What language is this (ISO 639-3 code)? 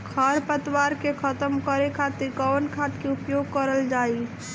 bho